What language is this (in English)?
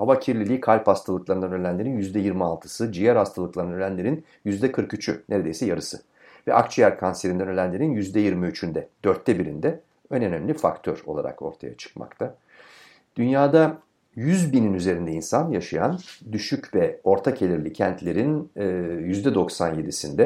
Turkish